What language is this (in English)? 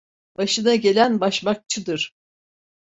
Turkish